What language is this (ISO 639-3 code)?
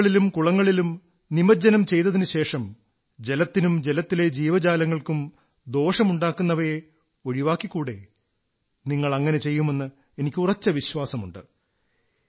mal